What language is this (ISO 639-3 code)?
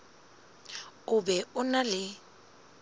sot